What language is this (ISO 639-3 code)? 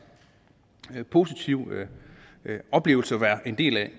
dan